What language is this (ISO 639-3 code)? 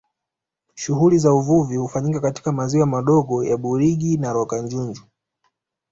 swa